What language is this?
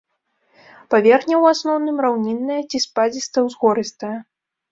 Belarusian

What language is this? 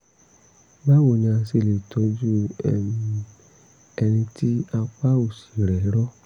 Yoruba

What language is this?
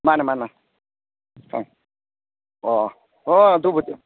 Manipuri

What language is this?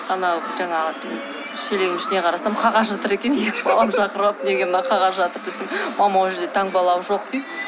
Kazakh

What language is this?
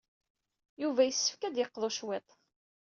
Kabyle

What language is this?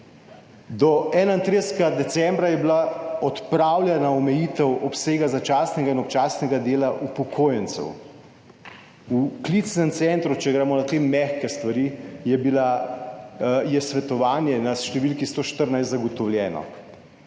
Slovenian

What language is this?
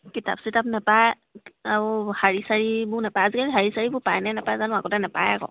Assamese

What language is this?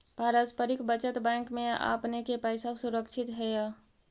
Magahi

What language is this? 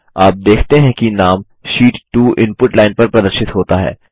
Hindi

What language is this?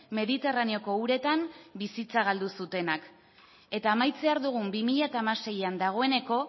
Basque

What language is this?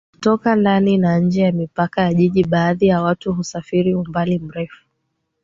Swahili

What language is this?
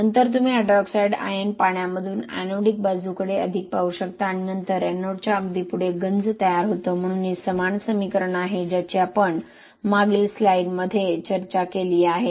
Marathi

